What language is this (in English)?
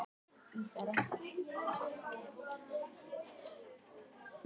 Icelandic